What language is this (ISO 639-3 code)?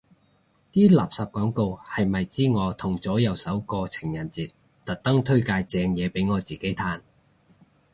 yue